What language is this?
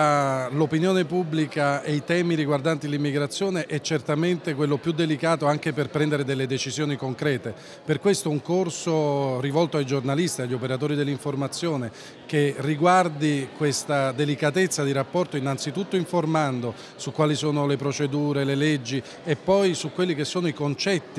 Italian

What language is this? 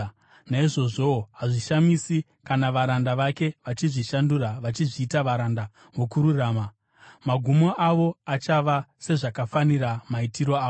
Shona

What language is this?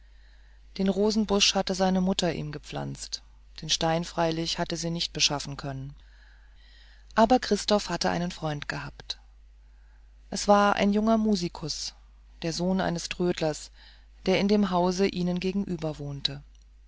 German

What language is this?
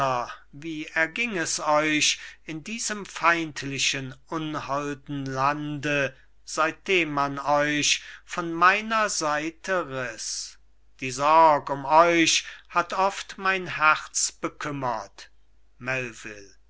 German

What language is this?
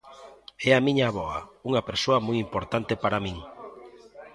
Galician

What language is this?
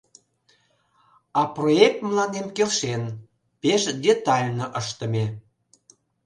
Mari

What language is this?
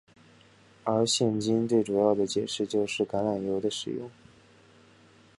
Chinese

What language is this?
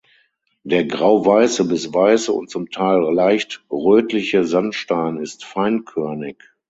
German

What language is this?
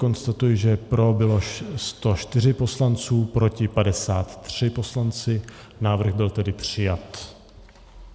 Czech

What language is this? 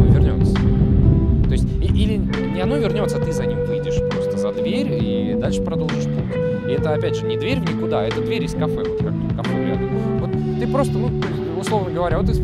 Russian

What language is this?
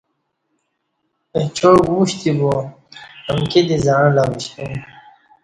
Kati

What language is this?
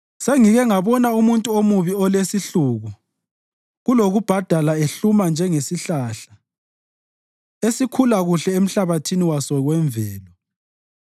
North Ndebele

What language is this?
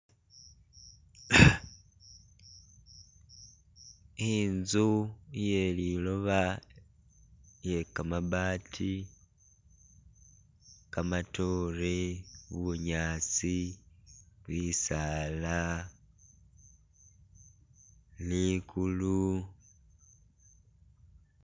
Masaaba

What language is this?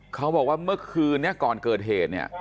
Thai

